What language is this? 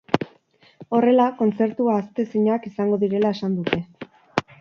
Basque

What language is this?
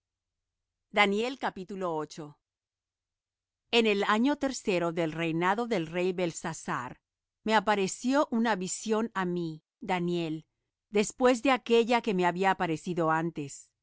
Spanish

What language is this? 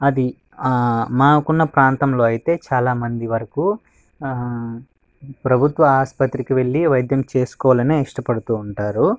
Telugu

